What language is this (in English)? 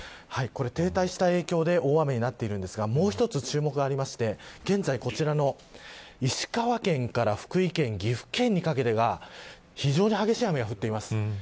Japanese